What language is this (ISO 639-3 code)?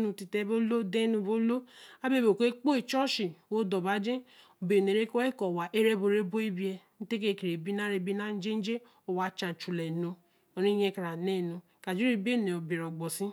elm